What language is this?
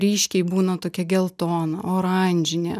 Lithuanian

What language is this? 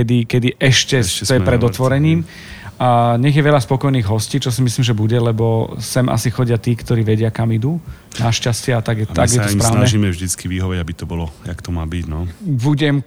Slovak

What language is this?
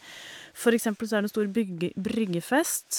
Norwegian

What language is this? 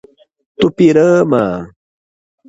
Portuguese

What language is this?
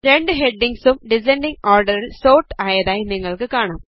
Malayalam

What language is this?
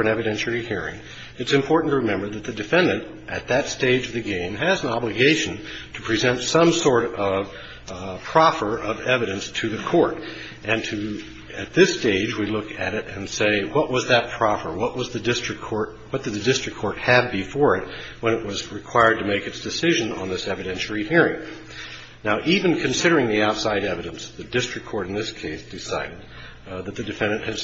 English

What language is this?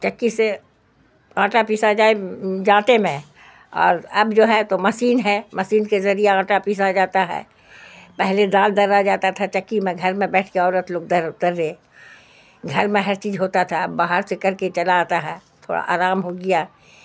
Urdu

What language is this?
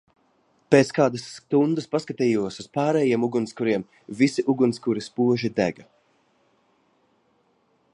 Latvian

